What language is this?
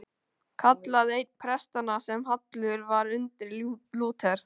Icelandic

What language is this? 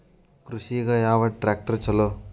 Kannada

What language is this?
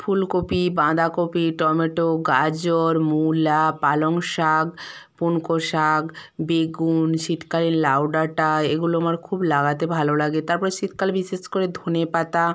Bangla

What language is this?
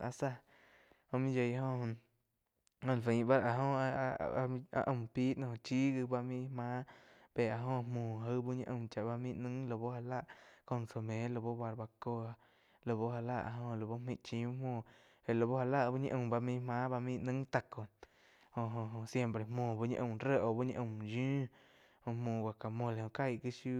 Quiotepec Chinantec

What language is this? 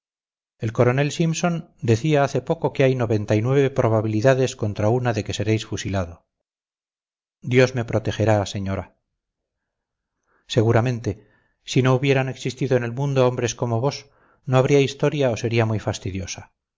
Spanish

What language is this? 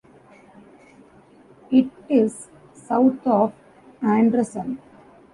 English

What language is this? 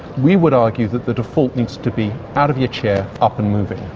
English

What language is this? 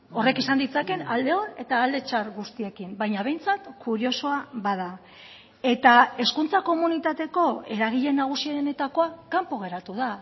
Basque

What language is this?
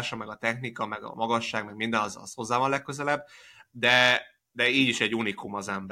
Hungarian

